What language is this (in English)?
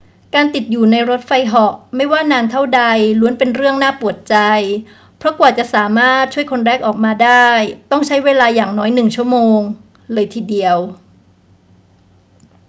Thai